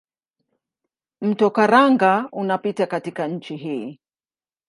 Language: Swahili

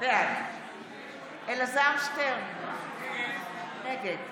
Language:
Hebrew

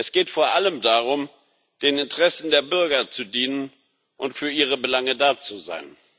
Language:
German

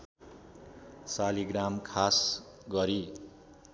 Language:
Nepali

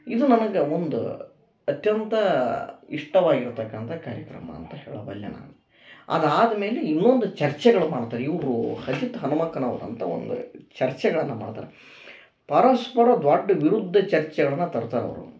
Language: Kannada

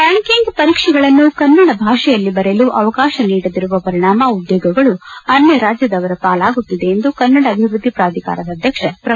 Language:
Kannada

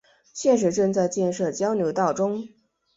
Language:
Chinese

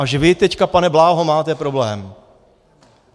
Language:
Czech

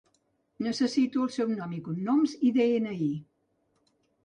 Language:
Catalan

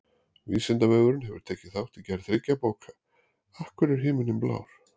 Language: Icelandic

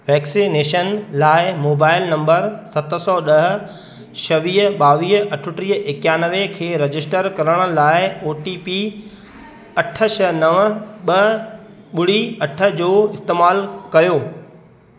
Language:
Sindhi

